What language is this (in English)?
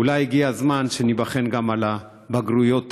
Hebrew